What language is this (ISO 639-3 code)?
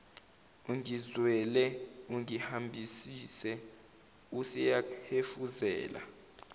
zul